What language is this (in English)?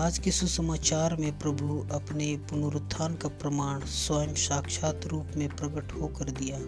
Hindi